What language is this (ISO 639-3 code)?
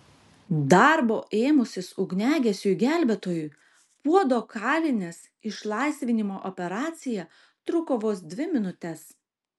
lit